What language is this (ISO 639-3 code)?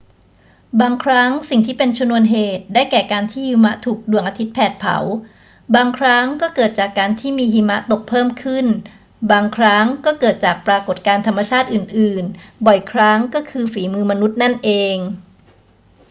tha